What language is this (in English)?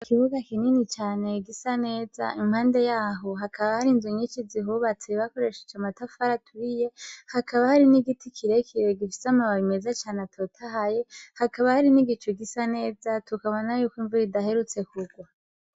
Rundi